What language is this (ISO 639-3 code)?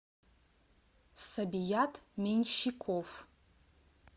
rus